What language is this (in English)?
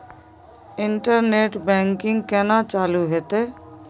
Maithili